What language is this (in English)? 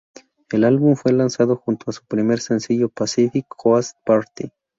Spanish